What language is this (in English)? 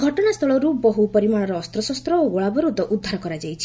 Odia